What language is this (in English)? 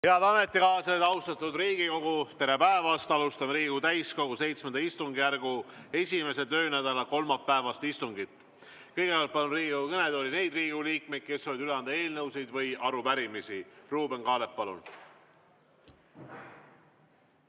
Estonian